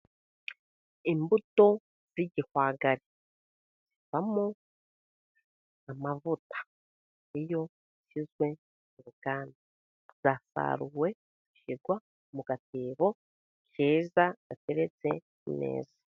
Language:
Kinyarwanda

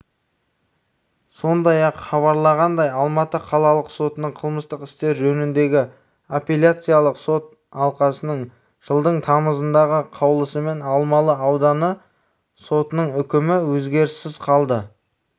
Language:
Kazakh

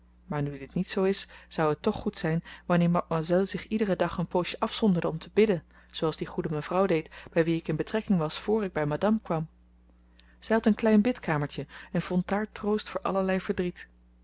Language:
Dutch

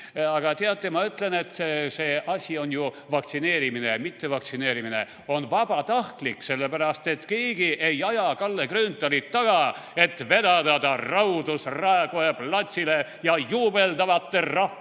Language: Estonian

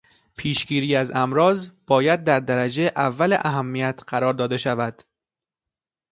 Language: Persian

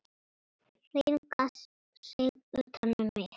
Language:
Icelandic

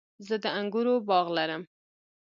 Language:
Pashto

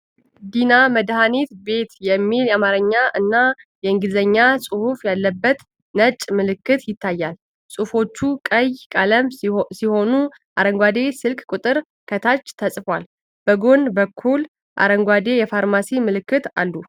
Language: Amharic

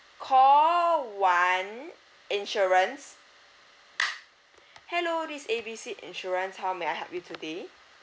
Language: English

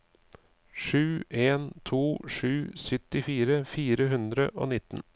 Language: Norwegian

